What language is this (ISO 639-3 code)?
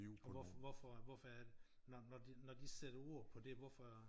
dan